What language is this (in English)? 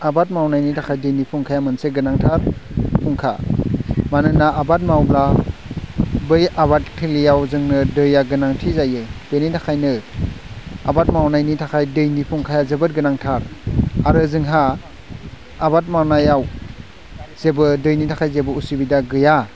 Bodo